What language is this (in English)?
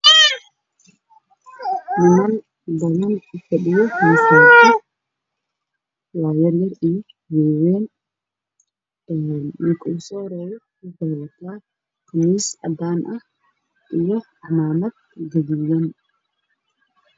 Somali